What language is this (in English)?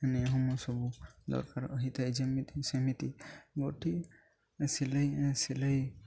Odia